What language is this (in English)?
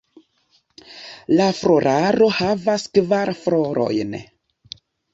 Esperanto